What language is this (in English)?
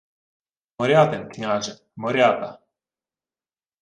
Ukrainian